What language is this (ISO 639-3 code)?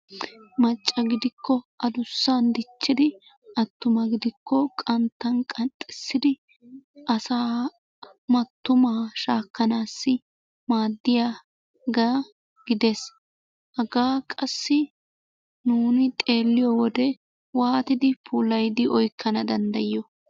wal